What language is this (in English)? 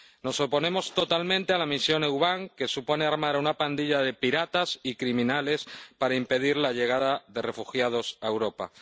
Spanish